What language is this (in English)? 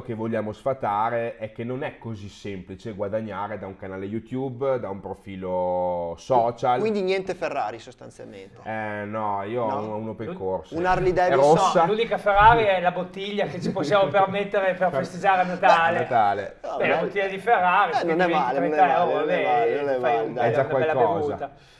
Italian